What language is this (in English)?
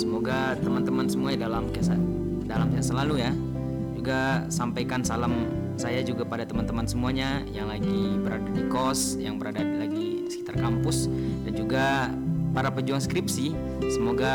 Indonesian